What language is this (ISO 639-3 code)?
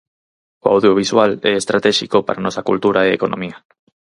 glg